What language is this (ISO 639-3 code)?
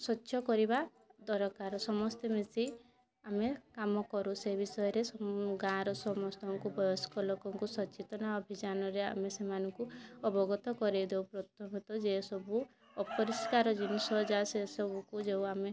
ori